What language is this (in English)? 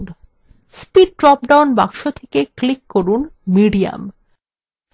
Bangla